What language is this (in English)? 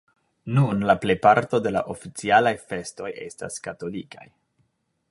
Esperanto